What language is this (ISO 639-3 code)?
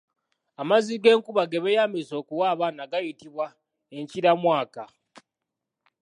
lug